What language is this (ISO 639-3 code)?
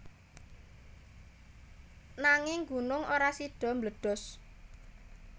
jav